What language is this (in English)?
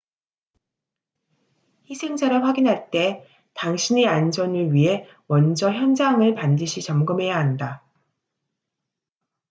Korean